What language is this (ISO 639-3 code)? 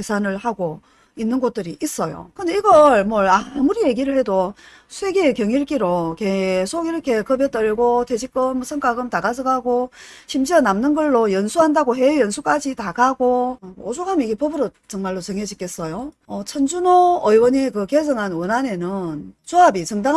kor